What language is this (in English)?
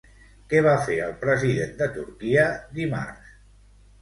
Catalan